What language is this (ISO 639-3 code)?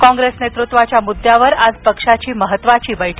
mar